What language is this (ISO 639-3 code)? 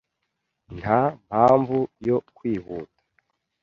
kin